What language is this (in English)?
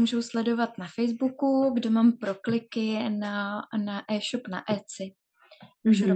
Czech